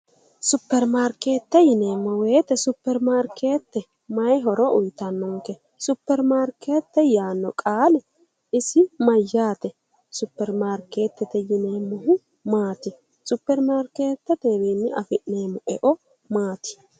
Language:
Sidamo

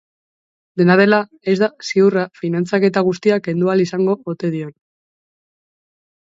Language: Basque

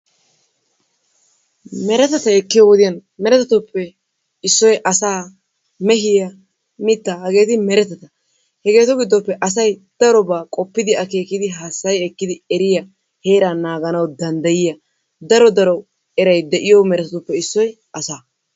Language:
Wolaytta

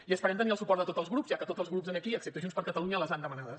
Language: Catalan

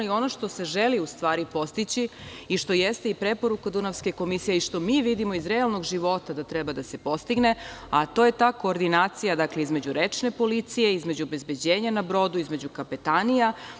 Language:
Serbian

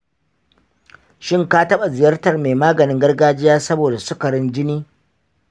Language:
Hausa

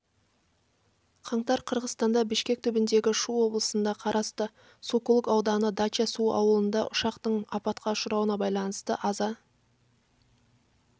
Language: Kazakh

